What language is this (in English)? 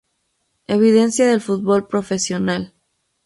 Spanish